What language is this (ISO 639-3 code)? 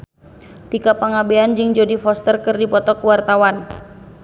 sun